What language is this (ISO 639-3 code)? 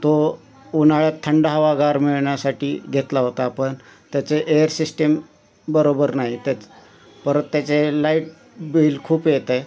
mar